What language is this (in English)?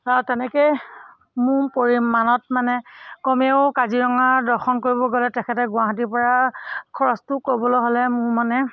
Assamese